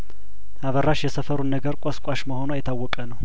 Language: Amharic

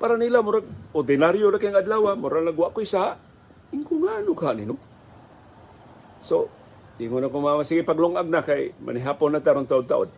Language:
Filipino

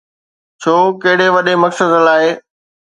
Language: Sindhi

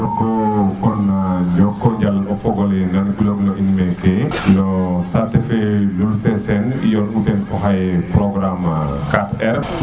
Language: Serer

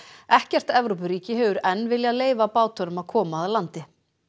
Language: Icelandic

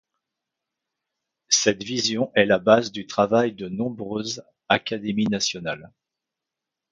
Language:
French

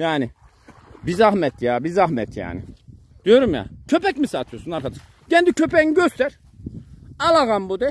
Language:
Turkish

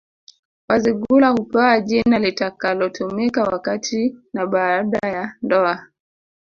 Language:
Swahili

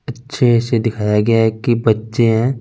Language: Hindi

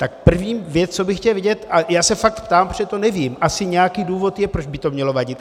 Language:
Czech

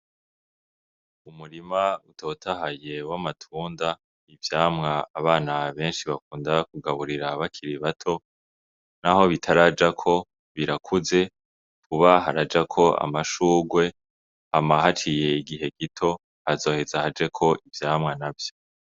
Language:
Rundi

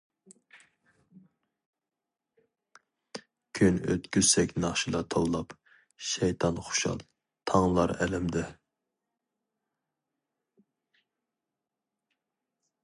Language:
Uyghur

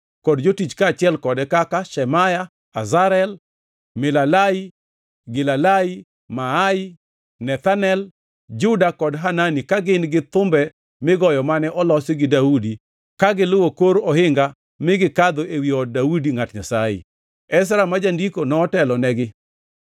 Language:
Luo (Kenya and Tanzania)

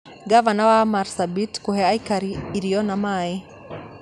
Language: Kikuyu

